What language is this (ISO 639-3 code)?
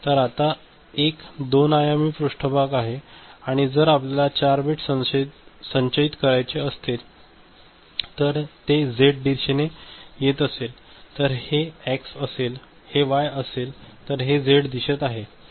mar